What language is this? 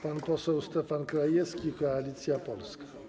Polish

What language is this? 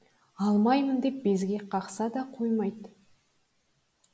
Kazakh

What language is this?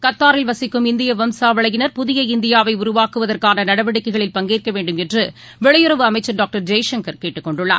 Tamil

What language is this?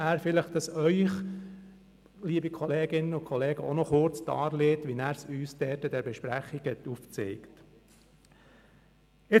Swiss German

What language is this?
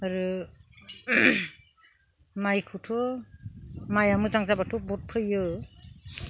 Bodo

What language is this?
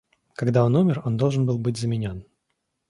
Russian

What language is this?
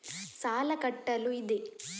Kannada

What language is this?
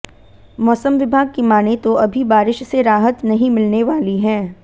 Hindi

